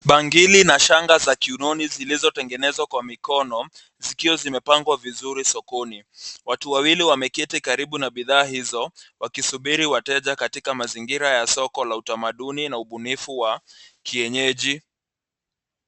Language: Swahili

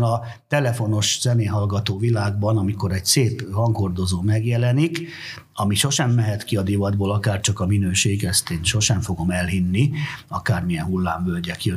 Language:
Hungarian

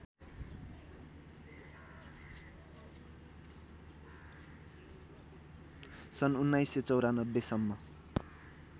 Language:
Nepali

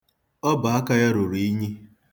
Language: Igbo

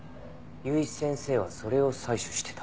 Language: Japanese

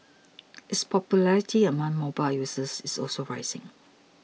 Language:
English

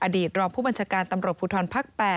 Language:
Thai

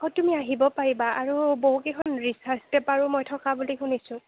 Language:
Assamese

